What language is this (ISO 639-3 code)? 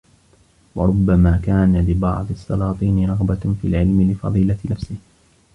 ara